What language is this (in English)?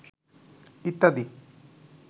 Bangla